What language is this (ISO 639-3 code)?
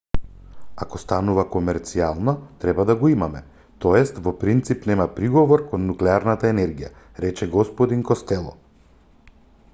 mkd